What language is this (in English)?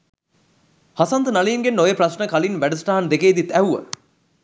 Sinhala